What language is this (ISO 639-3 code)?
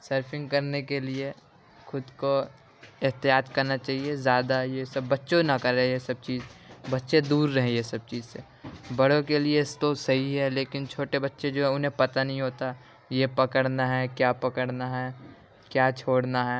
urd